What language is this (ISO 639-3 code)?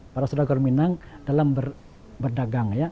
ind